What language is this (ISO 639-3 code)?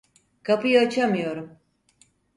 tur